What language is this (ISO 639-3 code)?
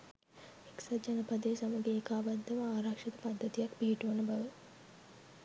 sin